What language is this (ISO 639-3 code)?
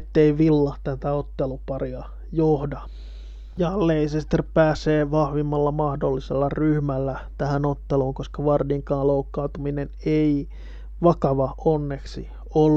fin